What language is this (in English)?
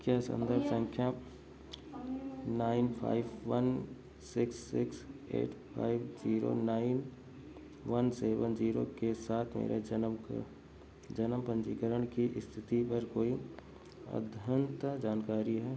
Hindi